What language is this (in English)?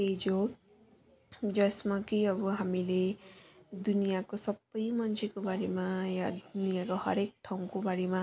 Nepali